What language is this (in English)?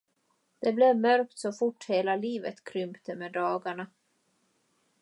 Swedish